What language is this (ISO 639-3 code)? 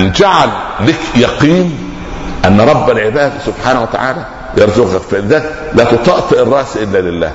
ara